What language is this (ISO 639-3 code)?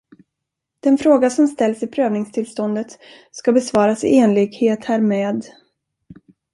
swe